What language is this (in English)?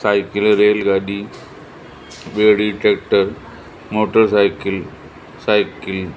Sindhi